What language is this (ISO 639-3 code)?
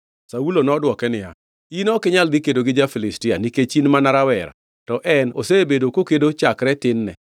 luo